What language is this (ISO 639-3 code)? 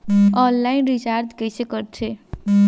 hne